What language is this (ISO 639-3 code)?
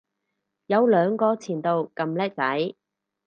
yue